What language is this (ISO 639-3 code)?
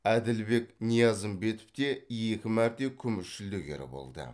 kaz